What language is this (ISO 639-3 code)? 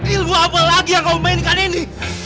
ind